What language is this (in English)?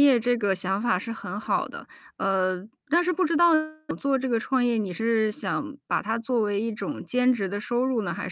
Chinese